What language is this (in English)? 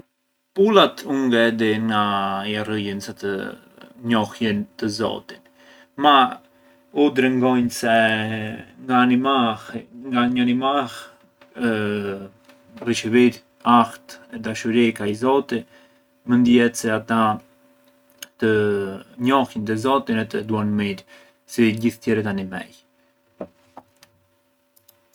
Arbëreshë Albanian